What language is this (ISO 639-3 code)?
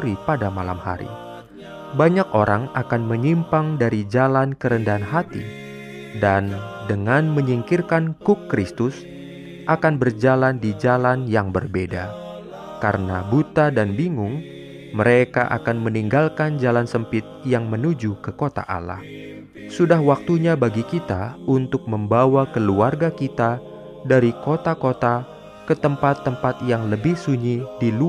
ind